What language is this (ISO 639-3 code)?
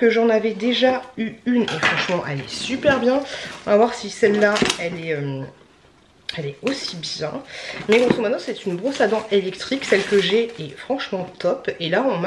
fra